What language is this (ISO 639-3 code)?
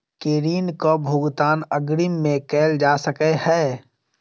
mai